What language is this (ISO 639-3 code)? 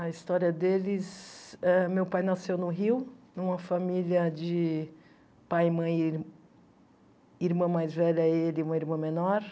por